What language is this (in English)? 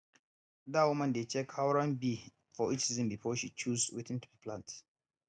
Nigerian Pidgin